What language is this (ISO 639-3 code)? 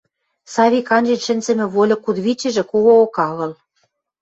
mrj